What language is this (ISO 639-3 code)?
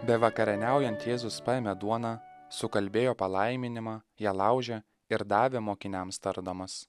lit